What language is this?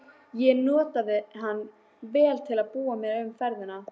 Icelandic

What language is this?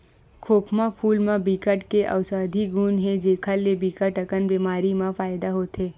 Chhattisgarhi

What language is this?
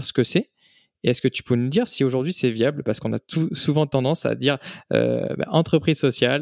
French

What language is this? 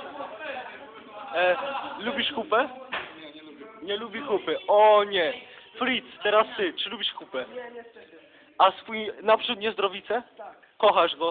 Polish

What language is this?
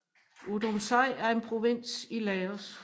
Danish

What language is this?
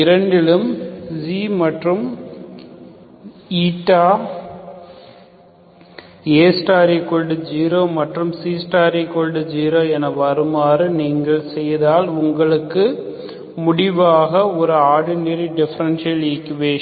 Tamil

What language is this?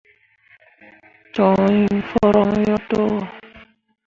Mundang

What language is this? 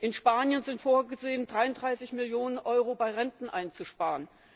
German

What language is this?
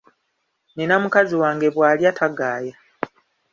Ganda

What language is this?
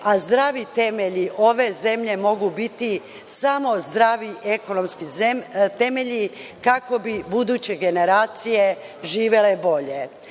Serbian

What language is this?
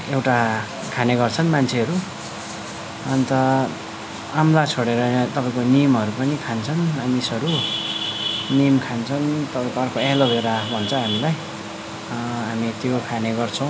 Nepali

